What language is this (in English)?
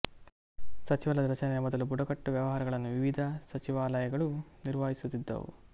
Kannada